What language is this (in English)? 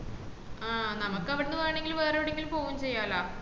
Malayalam